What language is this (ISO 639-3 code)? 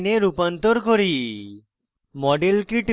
ben